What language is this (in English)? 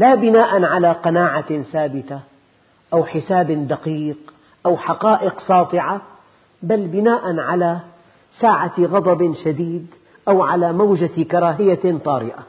Arabic